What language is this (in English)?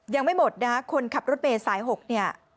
Thai